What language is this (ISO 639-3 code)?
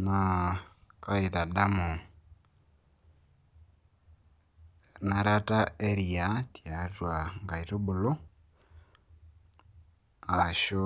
mas